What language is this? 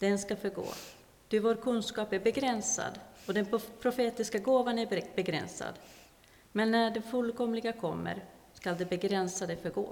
Swedish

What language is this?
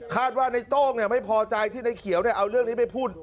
Thai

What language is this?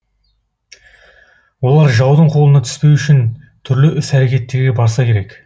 Kazakh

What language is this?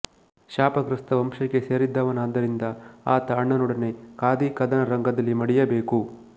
Kannada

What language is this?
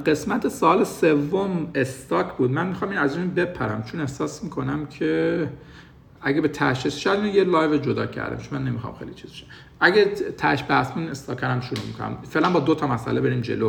Persian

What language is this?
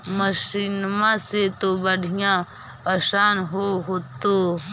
Magahi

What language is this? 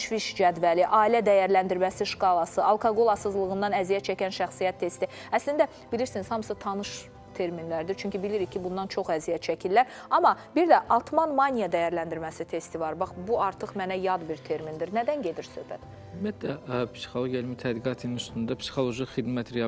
Turkish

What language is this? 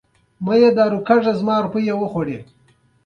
Pashto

